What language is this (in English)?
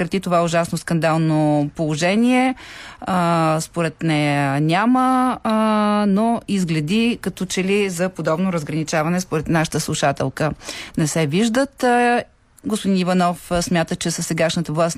Bulgarian